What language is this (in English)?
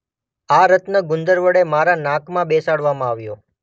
Gujarati